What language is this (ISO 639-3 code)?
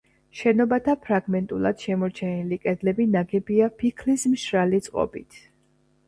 kat